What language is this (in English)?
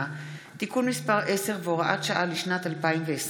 Hebrew